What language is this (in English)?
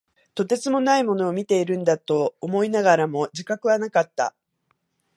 Japanese